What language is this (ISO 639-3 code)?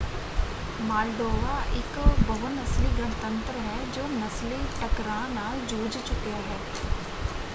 pan